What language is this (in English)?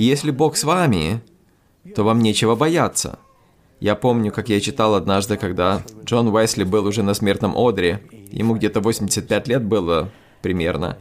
Russian